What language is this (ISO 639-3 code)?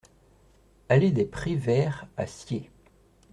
fra